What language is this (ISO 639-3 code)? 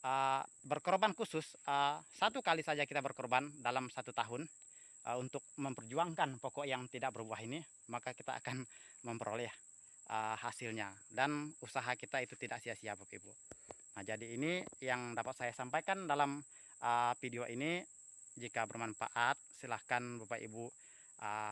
ind